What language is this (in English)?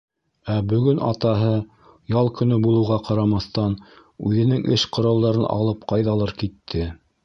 Bashkir